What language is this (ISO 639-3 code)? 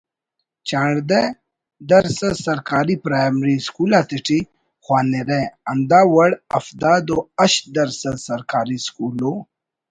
brh